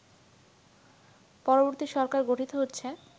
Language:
Bangla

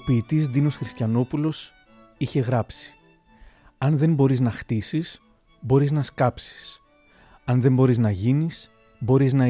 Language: Greek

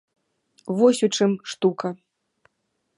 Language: Belarusian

